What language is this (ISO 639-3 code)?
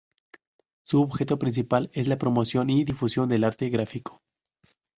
spa